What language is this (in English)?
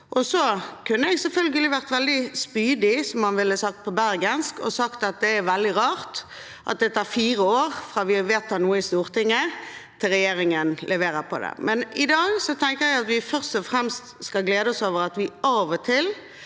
Norwegian